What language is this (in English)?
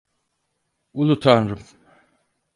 Turkish